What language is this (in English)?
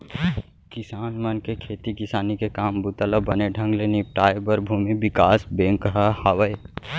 Chhattisgarhi